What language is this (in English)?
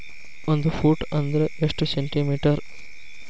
Kannada